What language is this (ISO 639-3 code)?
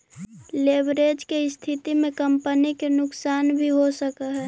mag